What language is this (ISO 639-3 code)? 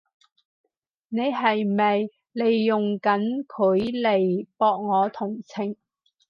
yue